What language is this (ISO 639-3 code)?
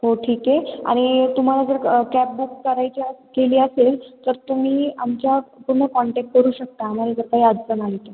mar